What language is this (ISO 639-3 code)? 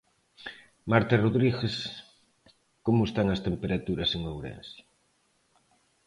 glg